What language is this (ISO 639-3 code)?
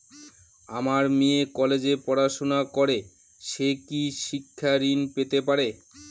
ben